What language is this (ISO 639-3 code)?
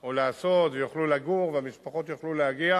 heb